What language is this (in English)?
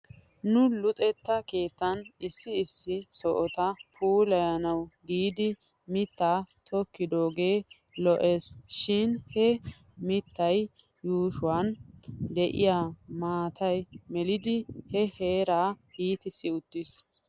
Wolaytta